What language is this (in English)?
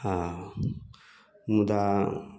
Maithili